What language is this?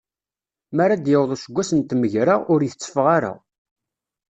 Kabyle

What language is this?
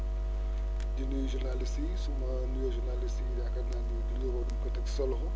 Wolof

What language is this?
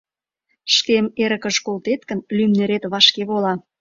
Mari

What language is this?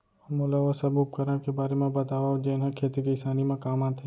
Chhattisgarhi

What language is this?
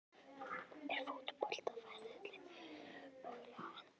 Icelandic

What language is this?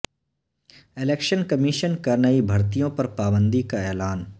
Urdu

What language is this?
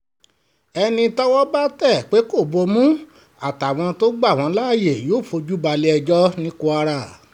Yoruba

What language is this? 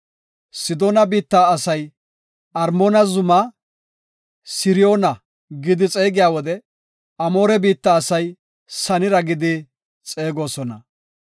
Gofa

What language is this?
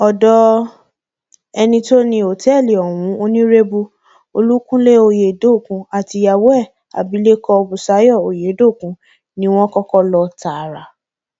Yoruba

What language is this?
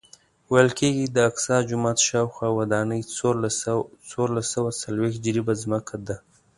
Pashto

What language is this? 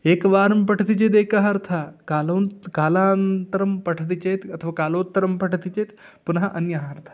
Sanskrit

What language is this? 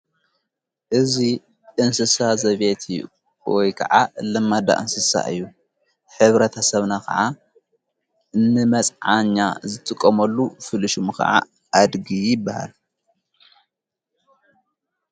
Tigrinya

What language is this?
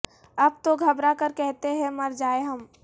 Urdu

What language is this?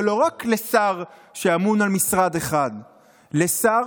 Hebrew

